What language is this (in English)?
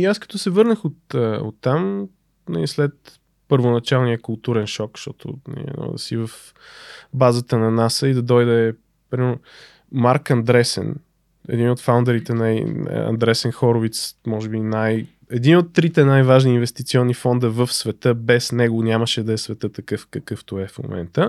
Bulgarian